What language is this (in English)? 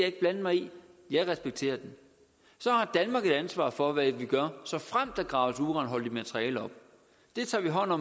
Danish